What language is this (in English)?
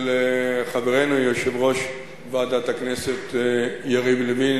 Hebrew